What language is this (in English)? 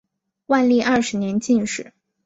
Chinese